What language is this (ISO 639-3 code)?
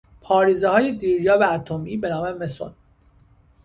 fas